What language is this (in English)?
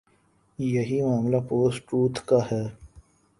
Urdu